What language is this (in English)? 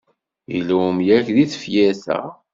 Kabyle